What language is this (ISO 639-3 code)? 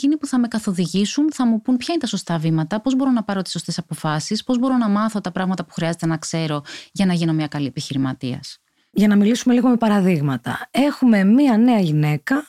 ell